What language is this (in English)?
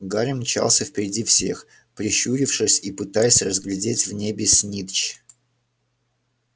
Russian